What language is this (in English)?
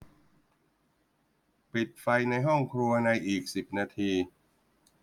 Thai